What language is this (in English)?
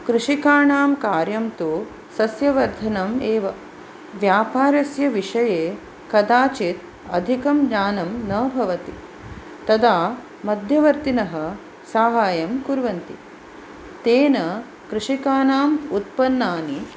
Sanskrit